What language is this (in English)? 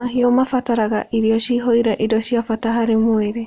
Kikuyu